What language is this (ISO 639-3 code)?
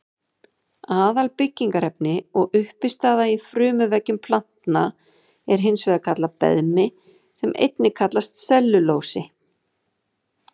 isl